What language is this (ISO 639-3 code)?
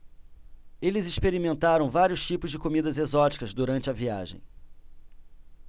por